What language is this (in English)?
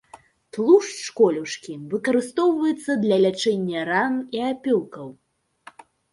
Belarusian